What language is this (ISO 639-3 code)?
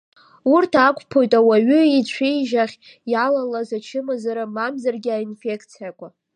abk